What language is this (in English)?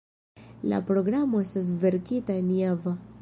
Esperanto